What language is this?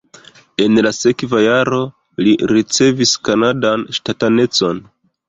Esperanto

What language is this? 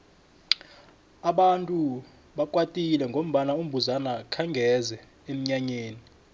South Ndebele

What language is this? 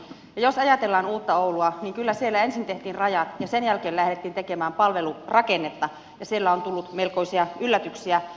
Finnish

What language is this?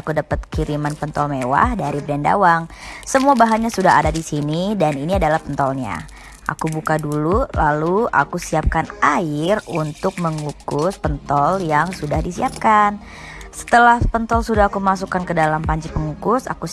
Indonesian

